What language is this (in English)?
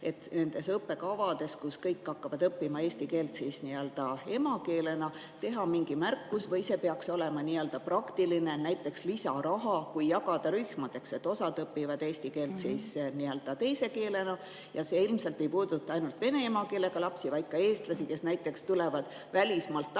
Estonian